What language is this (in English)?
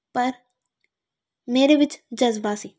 Punjabi